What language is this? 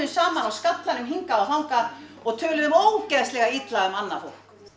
Icelandic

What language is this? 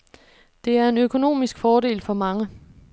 Danish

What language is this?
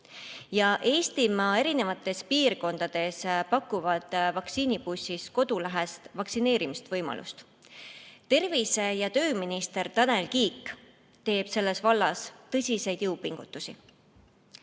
Estonian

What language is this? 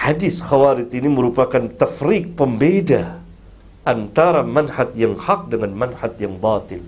Malay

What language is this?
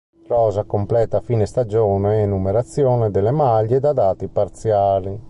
Italian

